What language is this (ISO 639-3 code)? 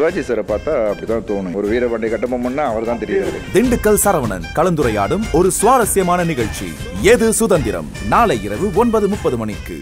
ron